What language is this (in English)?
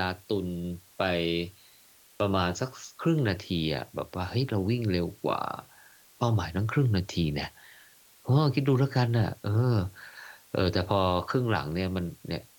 Thai